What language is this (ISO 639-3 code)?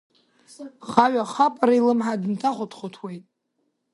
abk